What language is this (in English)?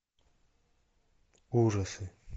Russian